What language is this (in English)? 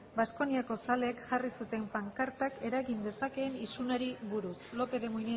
Basque